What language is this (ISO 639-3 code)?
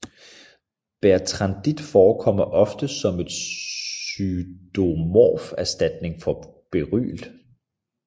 dan